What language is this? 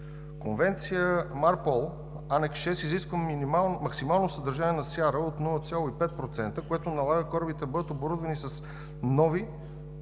Bulgarian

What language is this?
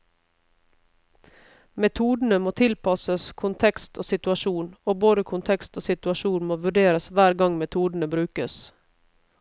Norwegian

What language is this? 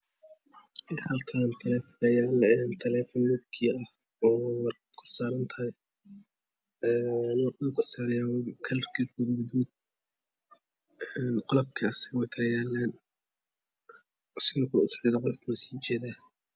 Somali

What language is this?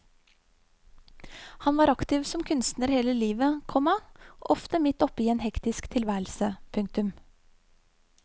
Norwegian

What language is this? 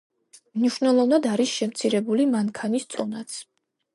Georgian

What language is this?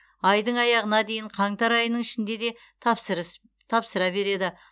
Kazakh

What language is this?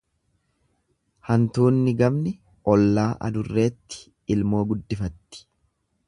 Oromo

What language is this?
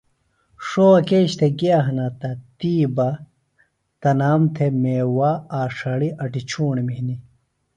Phalura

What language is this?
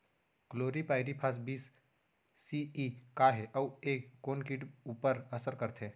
Chhattisgarhi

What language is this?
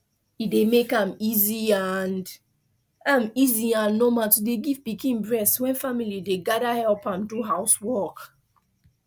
Nigerian Pidgin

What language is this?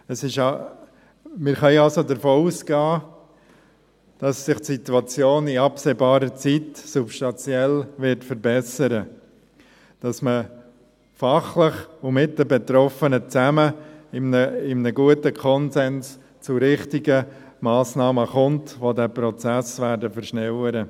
Swiss German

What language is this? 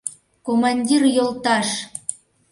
Mari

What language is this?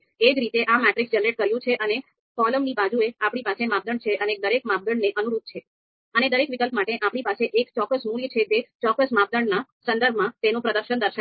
Gujarati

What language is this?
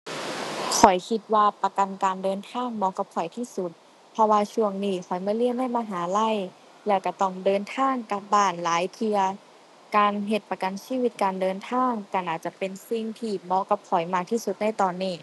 Thai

